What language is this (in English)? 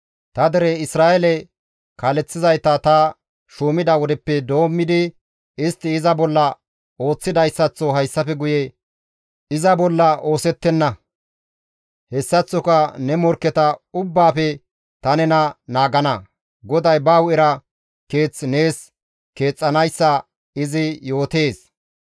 Gamo